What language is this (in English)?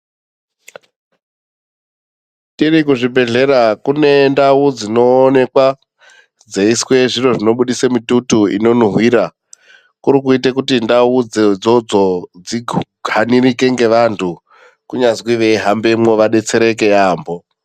Ndau